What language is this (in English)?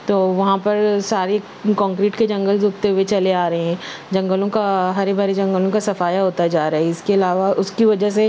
Urdu